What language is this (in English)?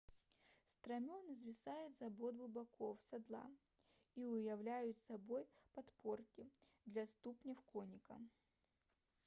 Belarusian